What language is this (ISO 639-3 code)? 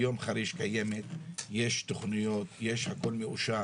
heb